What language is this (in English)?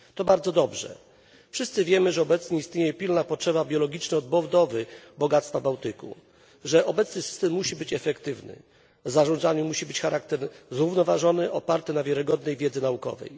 Polish